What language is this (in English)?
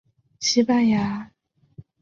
Chinese